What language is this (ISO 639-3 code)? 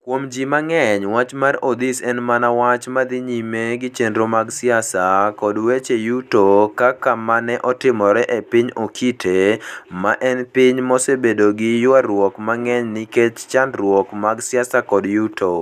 luo